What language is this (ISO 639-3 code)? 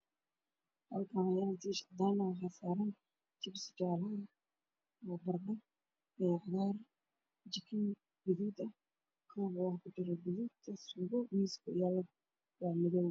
som